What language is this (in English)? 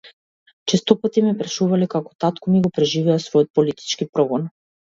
Macedonian